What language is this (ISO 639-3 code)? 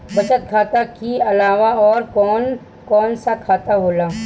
bho